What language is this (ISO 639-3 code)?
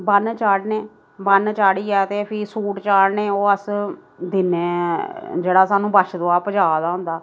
doi